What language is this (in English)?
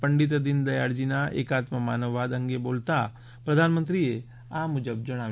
Gujarati